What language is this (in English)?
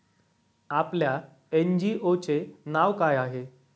Marathi